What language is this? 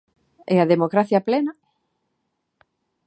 Galician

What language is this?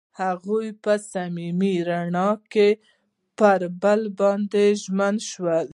Pashto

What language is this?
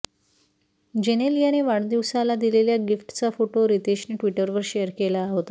Marathi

